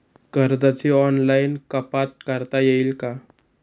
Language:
Marathi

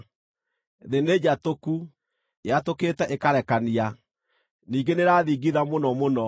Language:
Kikuyu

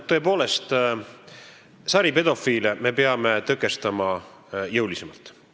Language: Estonian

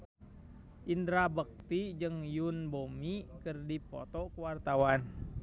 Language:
Sundanese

